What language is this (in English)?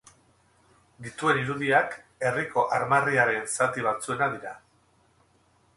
Basque